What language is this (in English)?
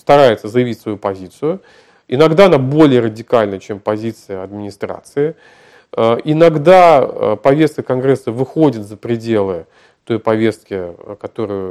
Russian